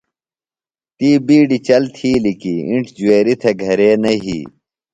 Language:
Phalura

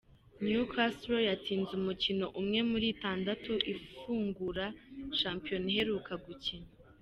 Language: Kinyarwanda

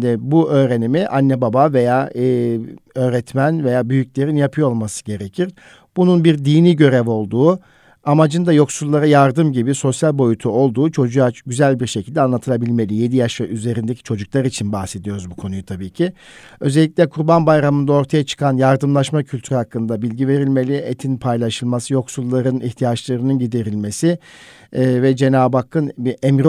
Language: Turkish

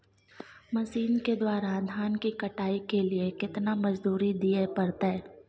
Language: Maithili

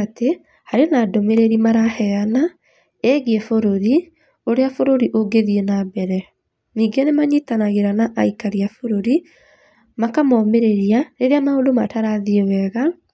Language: Kikuyu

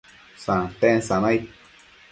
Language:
Matsés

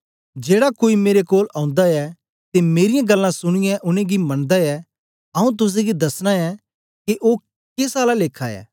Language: Dogri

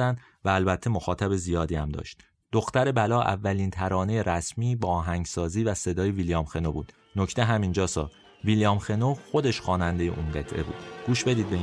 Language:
Persian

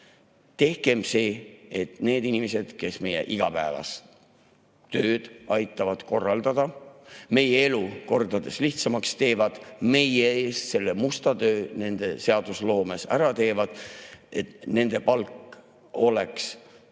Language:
Estonian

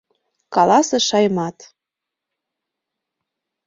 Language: Mari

